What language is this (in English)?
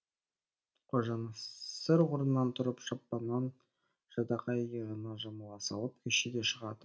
Kazakh